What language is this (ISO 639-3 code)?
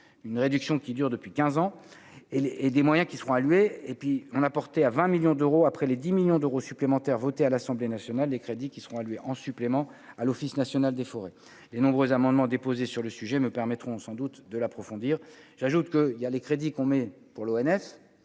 fra